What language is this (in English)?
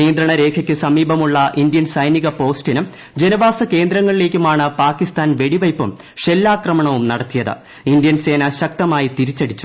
Malayalam